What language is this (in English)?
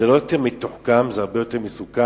Hebrew